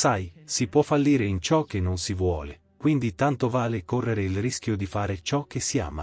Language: Italian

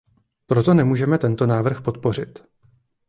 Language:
Czech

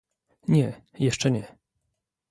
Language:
Polish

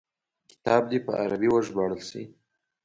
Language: Pashto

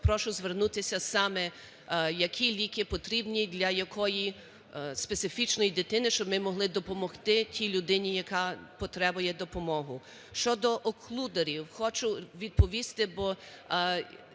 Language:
Ukrainian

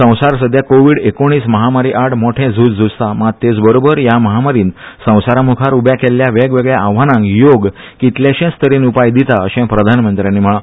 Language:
Konkani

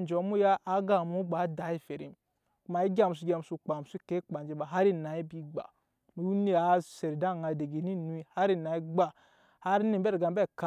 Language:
Nyankpa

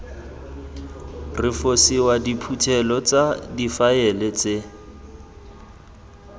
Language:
Tswana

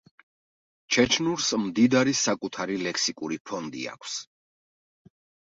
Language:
Georgian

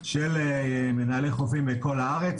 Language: Hebrew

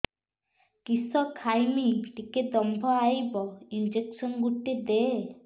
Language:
Odia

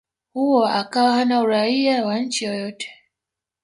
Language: Swahili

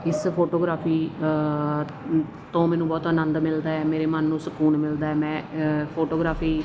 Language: Punjabi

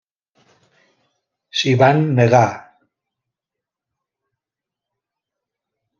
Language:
Catalan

